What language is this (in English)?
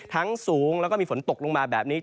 Thai